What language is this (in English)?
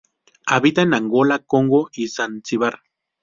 Spanish